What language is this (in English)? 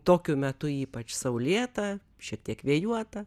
Lithuanian